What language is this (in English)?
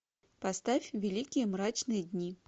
Russian